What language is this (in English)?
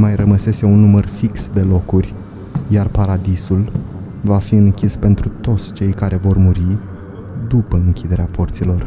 Romanian